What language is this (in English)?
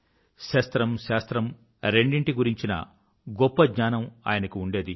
Telugu